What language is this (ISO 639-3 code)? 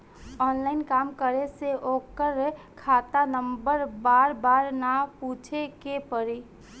bho